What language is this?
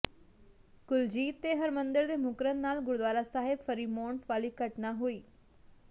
Punjabi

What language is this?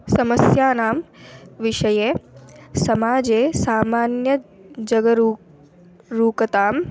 Sanskrit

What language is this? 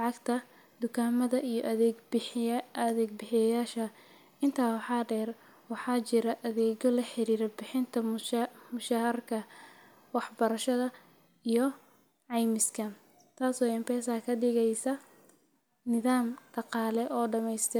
Somali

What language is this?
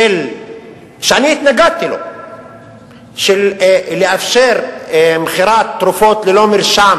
Hebrew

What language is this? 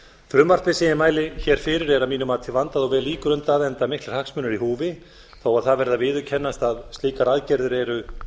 Icelandic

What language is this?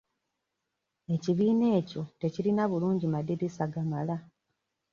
Ganda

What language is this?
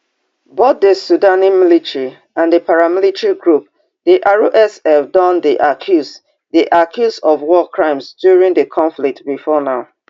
Nigerian Pidgin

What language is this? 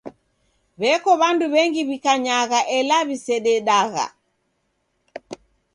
Taita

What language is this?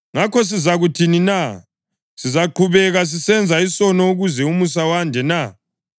North Ndebele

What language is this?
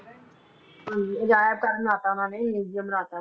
Punjabi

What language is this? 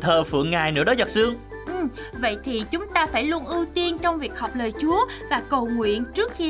Vietnamese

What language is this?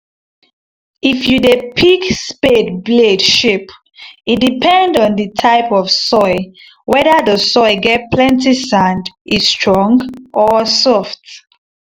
Nigerian Pidgin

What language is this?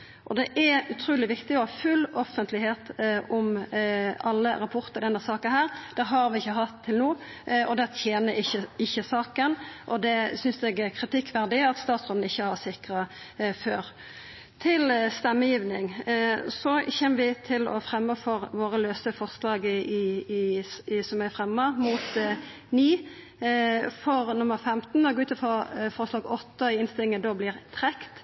Norwegian Nynorsk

